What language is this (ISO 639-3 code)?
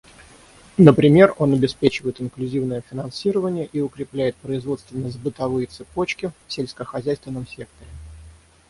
rus